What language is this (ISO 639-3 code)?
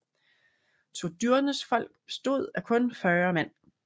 dan